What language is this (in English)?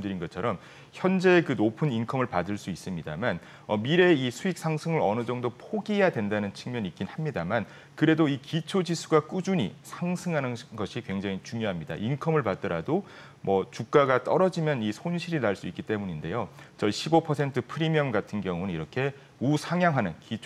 Korean